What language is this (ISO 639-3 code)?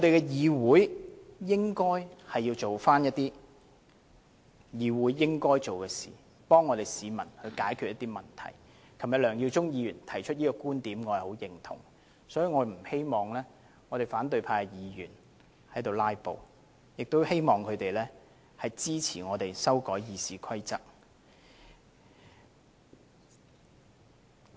yue